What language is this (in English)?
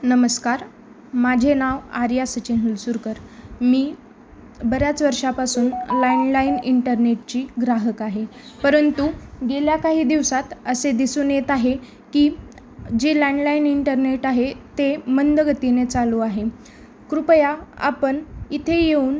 Marathi